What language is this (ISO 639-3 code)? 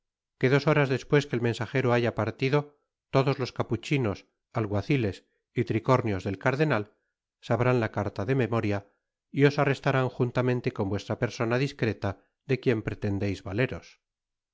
spa